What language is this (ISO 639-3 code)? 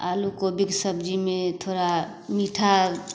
mai